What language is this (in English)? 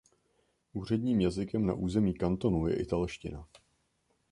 Czech